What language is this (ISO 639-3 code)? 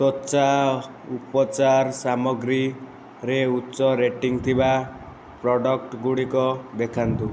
ori